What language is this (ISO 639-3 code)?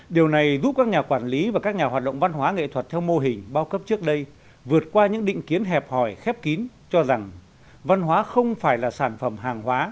vie